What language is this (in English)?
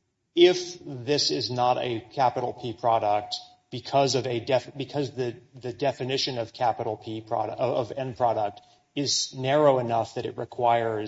English